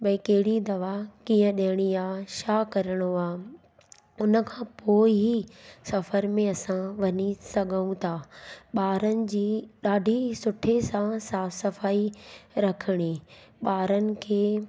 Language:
Sindhi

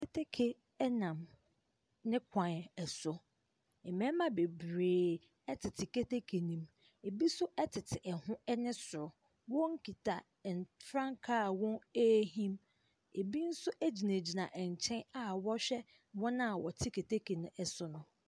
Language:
Akan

